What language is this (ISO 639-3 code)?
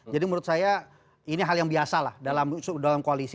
ind